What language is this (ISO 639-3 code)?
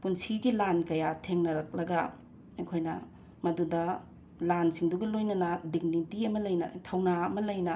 mni